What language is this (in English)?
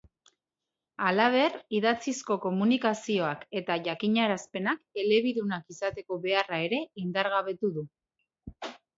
Basque